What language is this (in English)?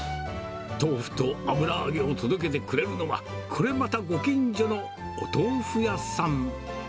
Japanese